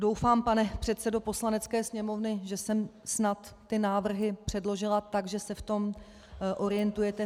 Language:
Czech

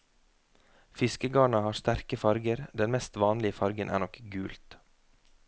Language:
Norwegian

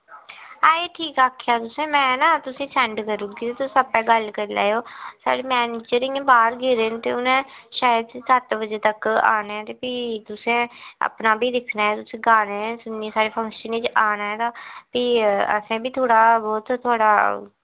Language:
Dogri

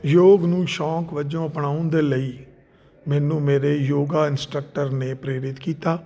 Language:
Punjabi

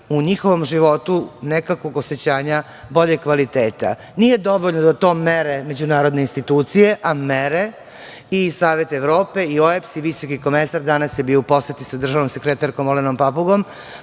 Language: Serbian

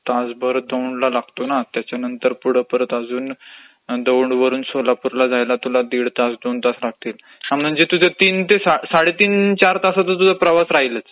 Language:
Marathi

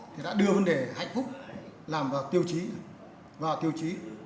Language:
Vietnamese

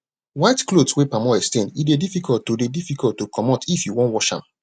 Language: Nigerian Pidgin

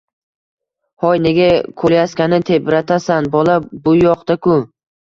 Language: Uzbek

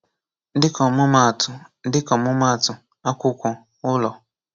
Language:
Igbo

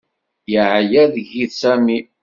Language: Kabyle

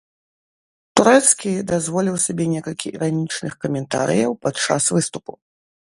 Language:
Belarusian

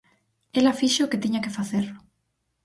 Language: Galician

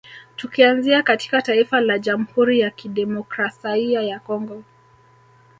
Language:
Swahili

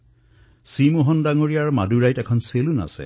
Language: Assamese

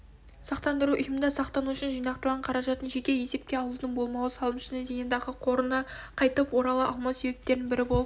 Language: Kazakh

